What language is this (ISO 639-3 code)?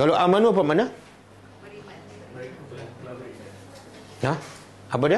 msa